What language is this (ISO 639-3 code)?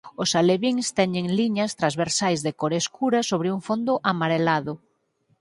glg